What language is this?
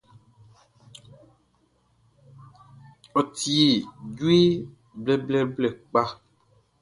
Baoulé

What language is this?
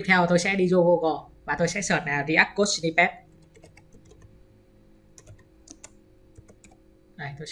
Vietnamese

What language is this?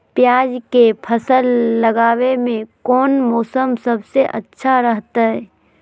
Magahi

